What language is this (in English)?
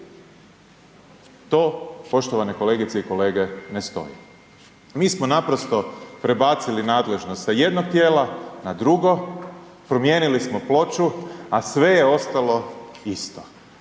Croatian